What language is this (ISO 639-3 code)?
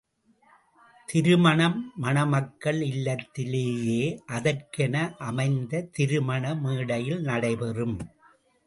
tam